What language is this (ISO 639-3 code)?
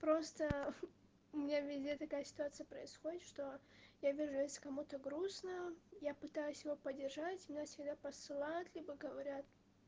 rus